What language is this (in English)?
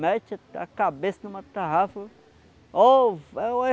Portuguese